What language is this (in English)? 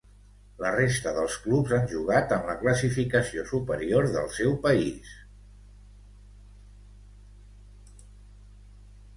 Catalan